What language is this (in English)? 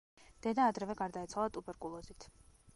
Georgian